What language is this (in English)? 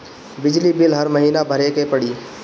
Bhojpuri